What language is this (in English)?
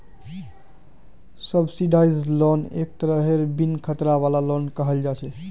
Magahi